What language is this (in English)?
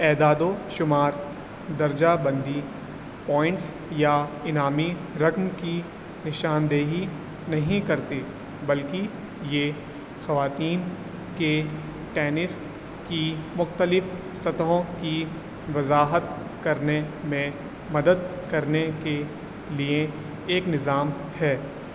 Urdu